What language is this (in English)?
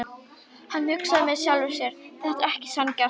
Icelandic